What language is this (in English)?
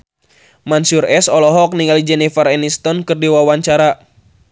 Sundanese